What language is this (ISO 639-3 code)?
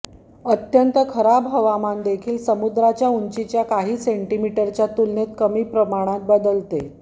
mar